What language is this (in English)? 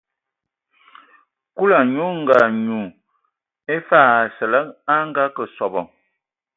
Ewondo